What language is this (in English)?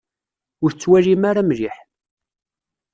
Kabyle